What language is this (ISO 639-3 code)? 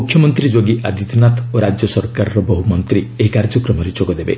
ori